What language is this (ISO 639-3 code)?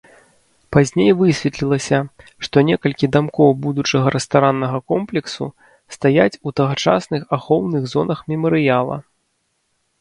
bel